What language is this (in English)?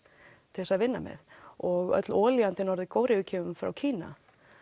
Icelandic